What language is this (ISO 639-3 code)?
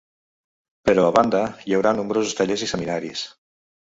cat